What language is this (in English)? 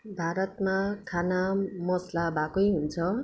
Nepali